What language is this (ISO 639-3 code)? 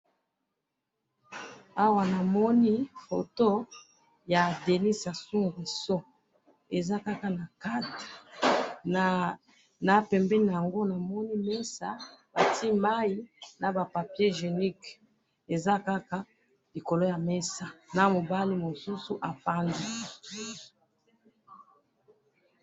lin